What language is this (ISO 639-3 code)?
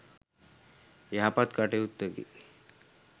sin